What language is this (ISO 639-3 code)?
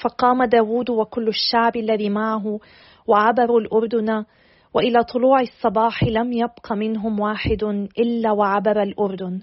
ara